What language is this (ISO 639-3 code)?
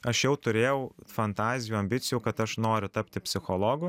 lit